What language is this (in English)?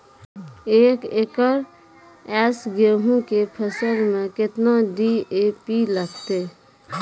Maithili